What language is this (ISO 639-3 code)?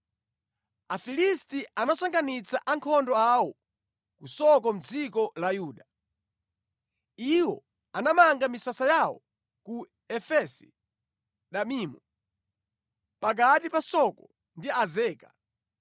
nya